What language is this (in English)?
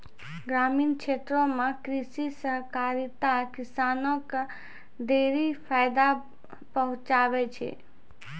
Maithili